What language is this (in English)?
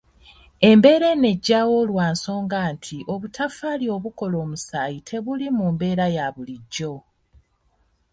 Ganda